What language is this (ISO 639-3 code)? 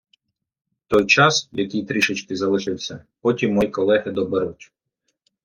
ukr